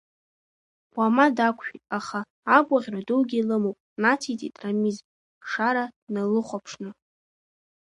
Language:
Abkhazian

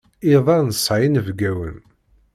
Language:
Kabyle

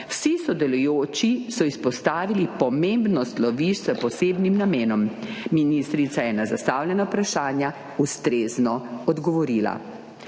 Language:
Slovenian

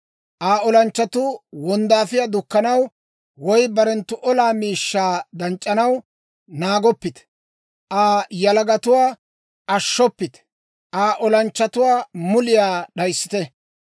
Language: Dawro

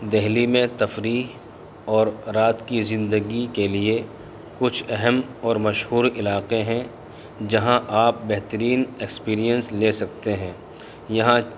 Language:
Urdu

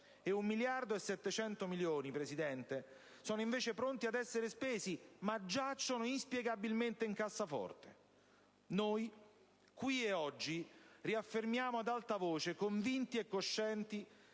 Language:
Italian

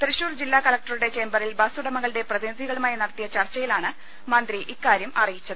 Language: Malayalam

